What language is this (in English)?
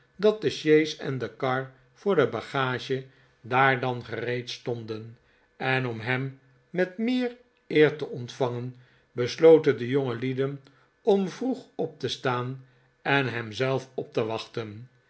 Dutch